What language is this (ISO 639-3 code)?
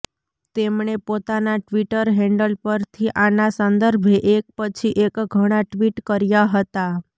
guj